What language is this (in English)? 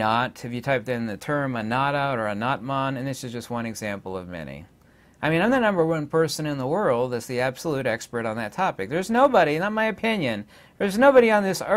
English